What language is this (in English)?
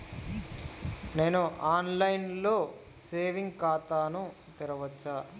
Telugu